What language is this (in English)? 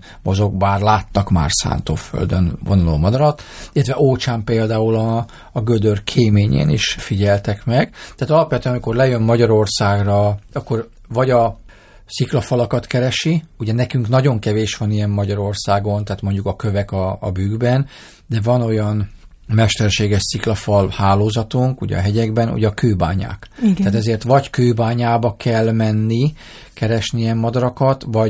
Hungarian